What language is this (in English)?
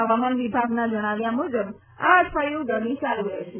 Gujarati